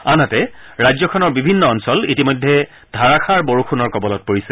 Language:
Assamese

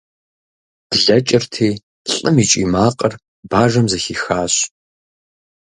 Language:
Kabardian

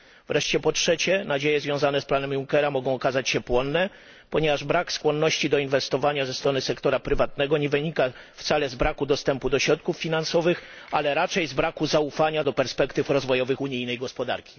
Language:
Polish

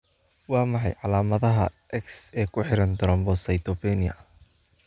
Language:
Somali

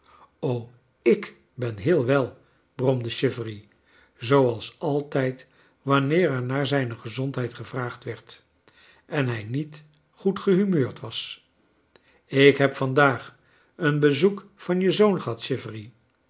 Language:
Dutch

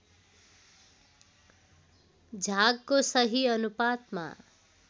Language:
Nepali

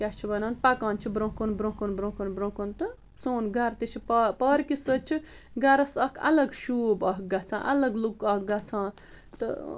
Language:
Kashmiri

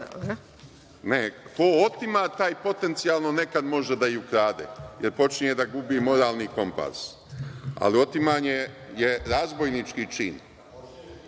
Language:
Serbian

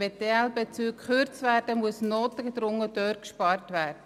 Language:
Swiss German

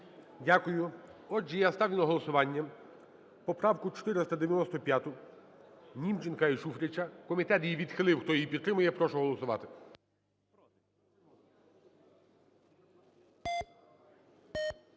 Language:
Ukrainian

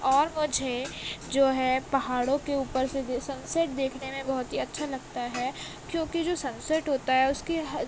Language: Urdu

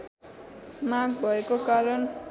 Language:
Nepali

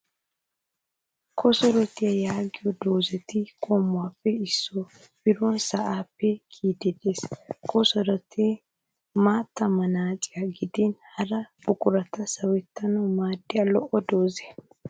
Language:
Wolaytta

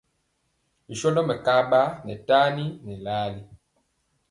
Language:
Mpiemo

